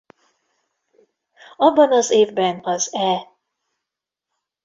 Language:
Hungarian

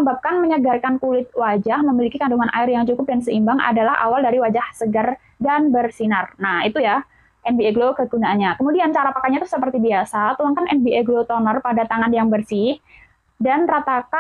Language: Indonesian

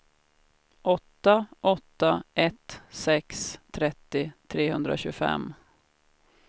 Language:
Swedish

